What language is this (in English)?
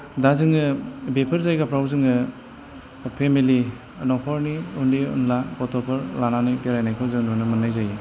Bodo